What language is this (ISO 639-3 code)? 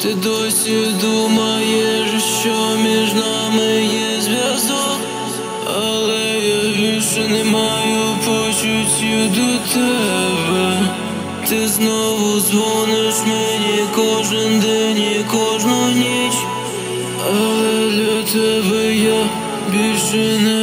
ron